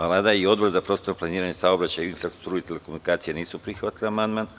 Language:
Serbian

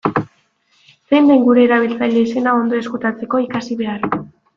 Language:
Basque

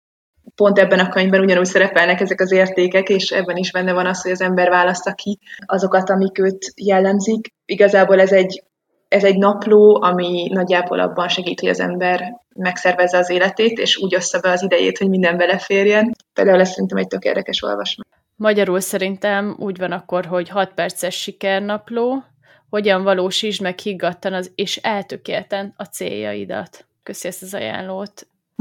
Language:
Hungarian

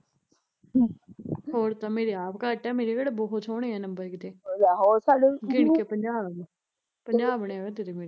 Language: Punjabi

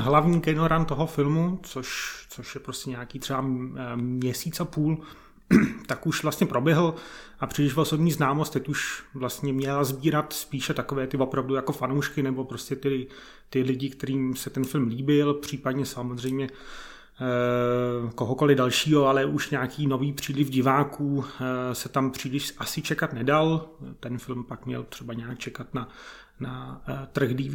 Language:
Czech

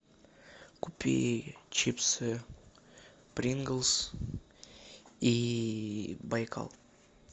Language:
Russian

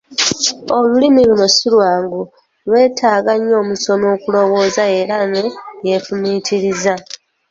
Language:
Ganda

